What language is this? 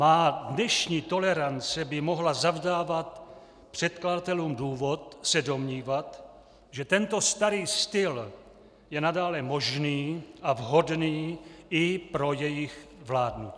Czech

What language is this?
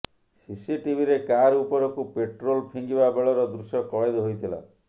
Odia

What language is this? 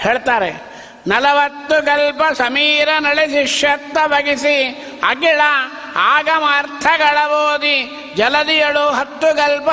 Kannada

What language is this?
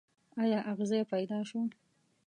Pashto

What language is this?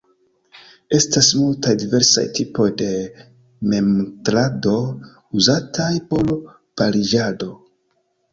Esperanto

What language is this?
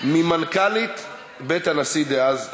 Hebrew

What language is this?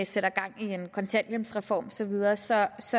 Danish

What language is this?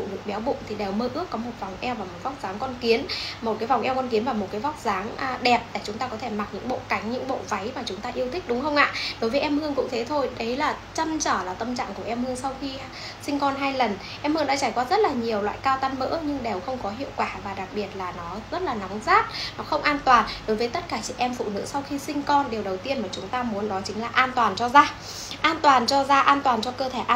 Vietnamese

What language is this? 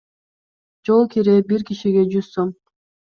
Kyrgyz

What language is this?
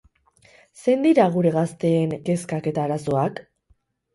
Basque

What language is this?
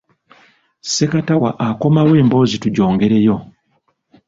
Ganda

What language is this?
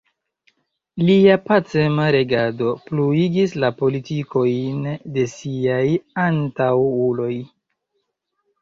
Esperanto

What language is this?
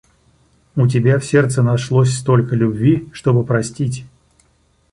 Russian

